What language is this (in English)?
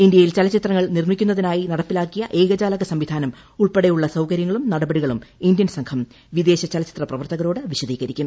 Malayalam